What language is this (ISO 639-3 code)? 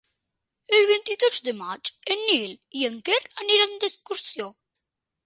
cat